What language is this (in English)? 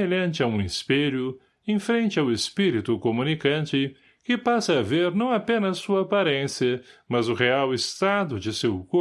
Portuguese